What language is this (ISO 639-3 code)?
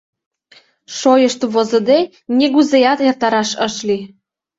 chm